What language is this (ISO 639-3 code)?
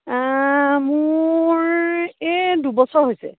asm